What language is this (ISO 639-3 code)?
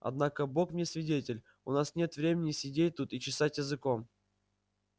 rus